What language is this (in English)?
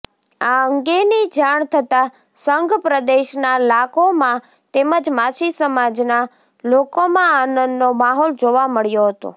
Gujarati